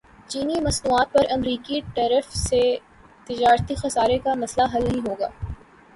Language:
Urdu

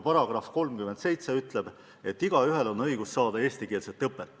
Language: Estonian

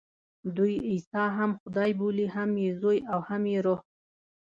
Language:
Pashto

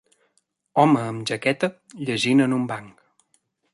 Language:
Catalan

